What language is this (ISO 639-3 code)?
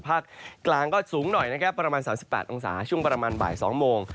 tha